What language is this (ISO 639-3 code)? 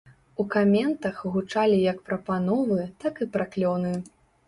bel